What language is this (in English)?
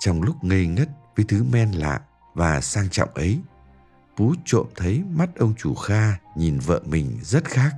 Vietnamese